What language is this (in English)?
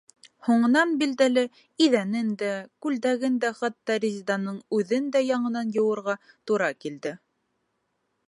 Bashkir